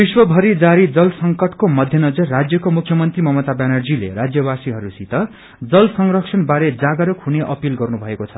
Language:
Nepali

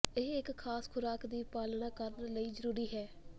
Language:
Punjabi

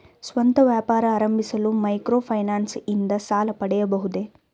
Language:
Kannada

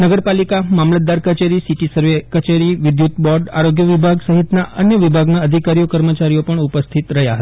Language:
Gujarati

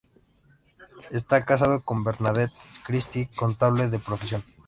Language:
Spanish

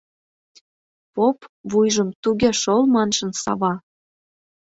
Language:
Mari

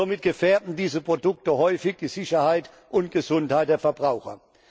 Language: German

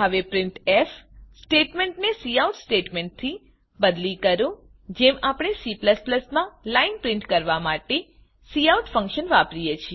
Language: Gujarati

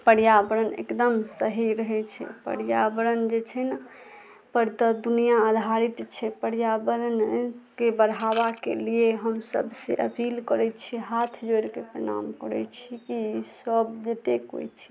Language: Maithili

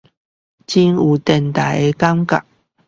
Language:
Chinese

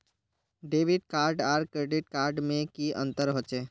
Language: Magahi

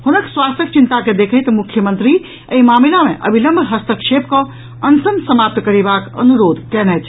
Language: Maithili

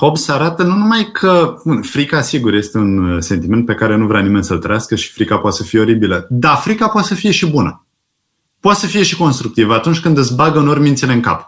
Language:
Romanian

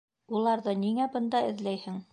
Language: Bashkir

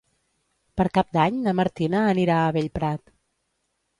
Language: Catalan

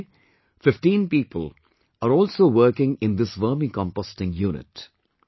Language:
English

